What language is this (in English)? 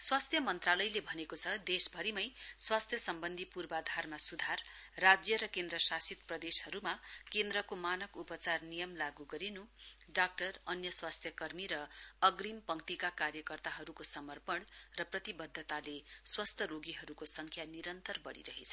Nepali